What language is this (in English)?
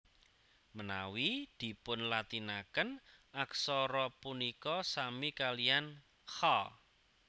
Javanese